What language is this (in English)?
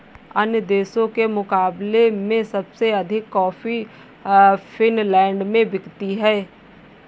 Hindi